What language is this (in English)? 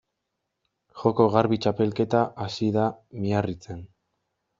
Basque